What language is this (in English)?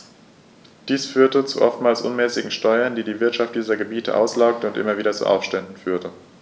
German